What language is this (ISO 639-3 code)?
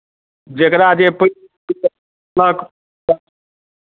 mai